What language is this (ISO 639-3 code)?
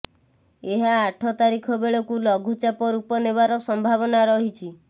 ori